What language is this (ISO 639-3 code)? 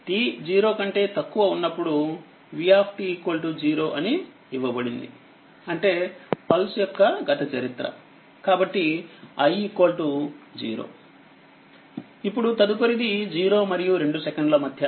tel